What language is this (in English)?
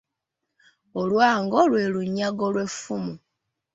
Ganda